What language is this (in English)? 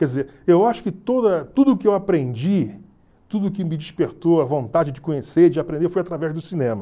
Portuguese